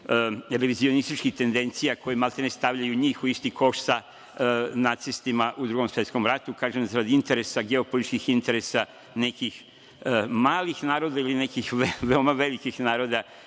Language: Serbian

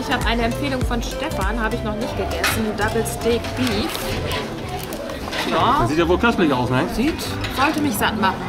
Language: German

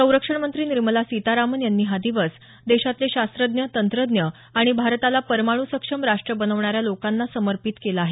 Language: Marathi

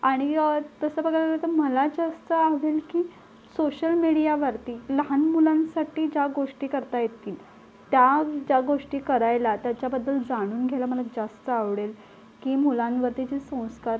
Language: Marathi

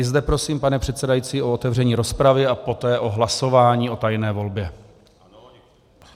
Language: Czech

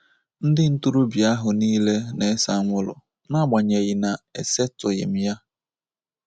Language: Igbo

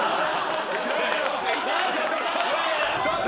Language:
Japanese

